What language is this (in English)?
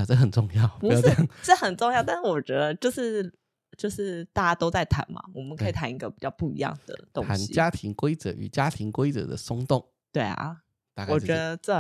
Chinese